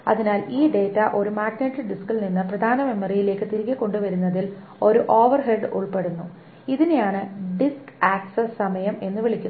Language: Malayalam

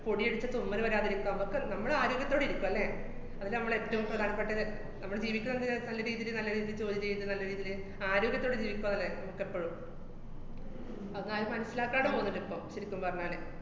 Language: Malayalam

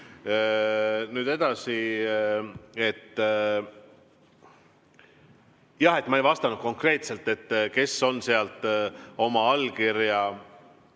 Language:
Estonian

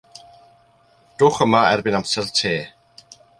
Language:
Welsh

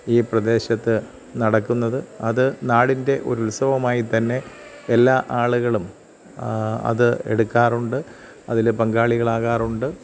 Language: Malayalam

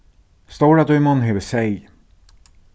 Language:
Faroese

